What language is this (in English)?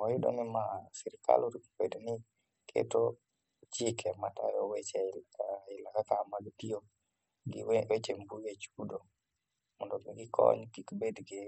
Luo (Kenya and Tanzania)